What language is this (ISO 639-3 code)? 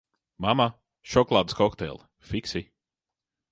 lav